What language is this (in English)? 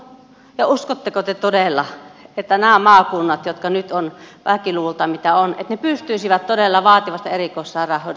Finnish